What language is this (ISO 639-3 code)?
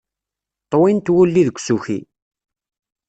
kab